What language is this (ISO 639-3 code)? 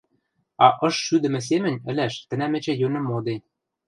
mrj